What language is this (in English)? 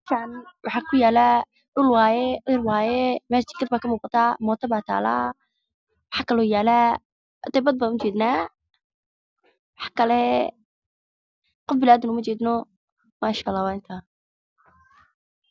Somali